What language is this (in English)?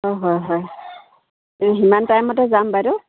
Assamese